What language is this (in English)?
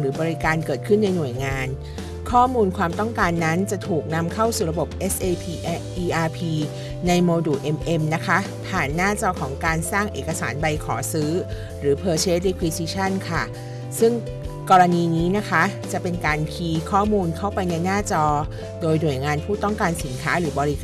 Thai